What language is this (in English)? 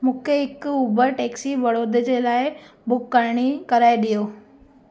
Sindhi